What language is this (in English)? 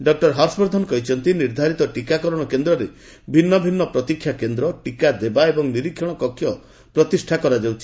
Odia